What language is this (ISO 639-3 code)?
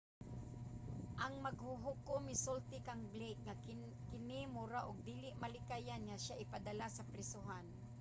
ceb